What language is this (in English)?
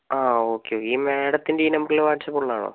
Malayalam